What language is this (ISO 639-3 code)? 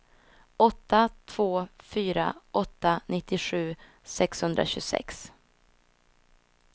swe